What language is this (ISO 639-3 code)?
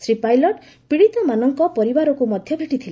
ori